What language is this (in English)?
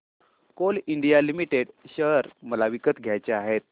Marathi